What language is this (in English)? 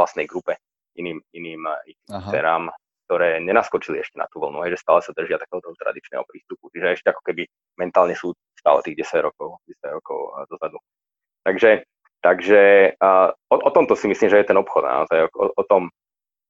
Slovak